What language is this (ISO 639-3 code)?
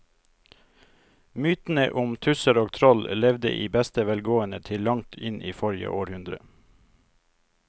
nor